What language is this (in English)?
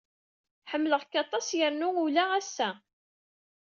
Kabyle